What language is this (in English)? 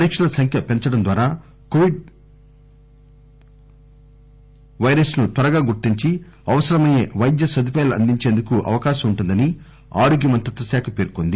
Telugu